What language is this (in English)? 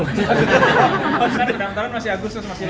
Indonesian